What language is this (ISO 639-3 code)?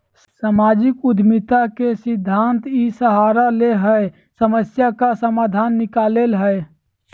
mag